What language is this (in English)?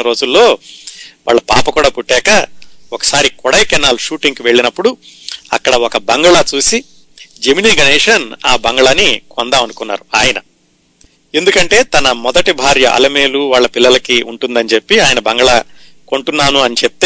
Telugu